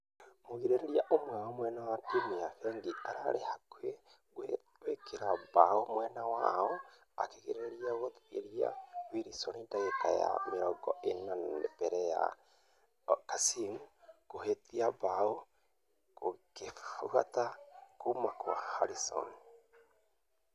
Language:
Kikuyu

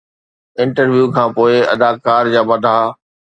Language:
Sindhi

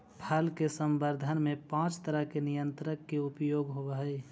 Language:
Magahi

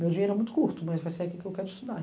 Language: Portuguese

